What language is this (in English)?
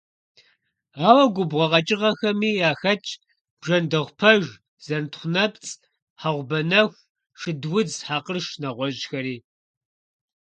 Kabardian